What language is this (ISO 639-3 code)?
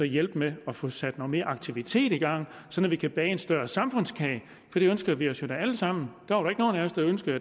dan